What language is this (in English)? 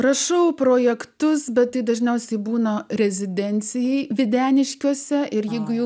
Lithuanian